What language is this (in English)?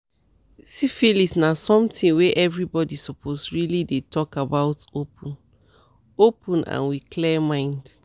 Nigerian Pidgin